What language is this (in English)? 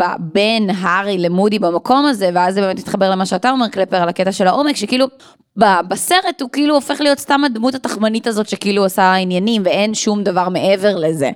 Hebrew